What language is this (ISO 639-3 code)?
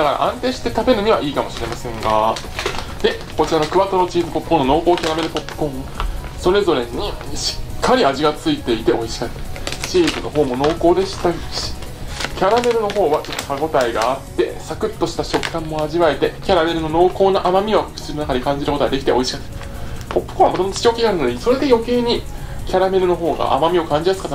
jpn